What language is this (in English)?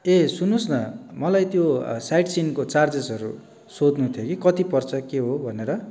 Nepali